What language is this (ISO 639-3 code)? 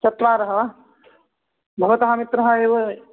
san